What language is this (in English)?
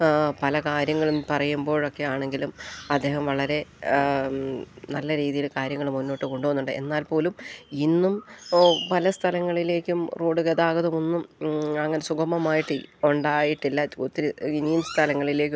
Malayalam